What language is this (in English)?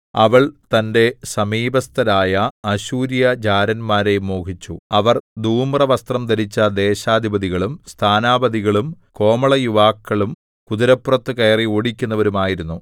Malayalam